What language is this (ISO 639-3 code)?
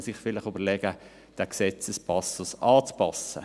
gsw